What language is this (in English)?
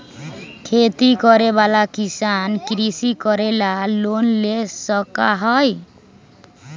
Magahi